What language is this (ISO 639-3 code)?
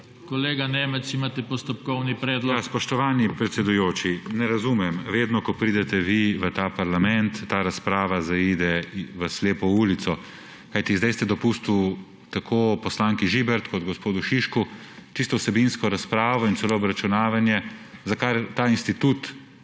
slv